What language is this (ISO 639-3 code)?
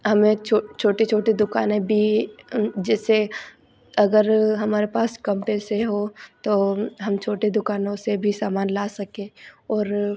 hin